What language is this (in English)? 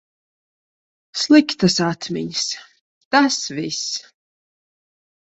Latvian